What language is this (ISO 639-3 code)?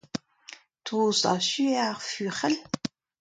bre